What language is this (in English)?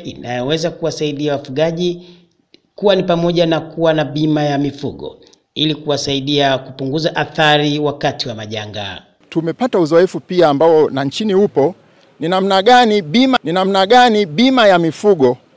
Swahili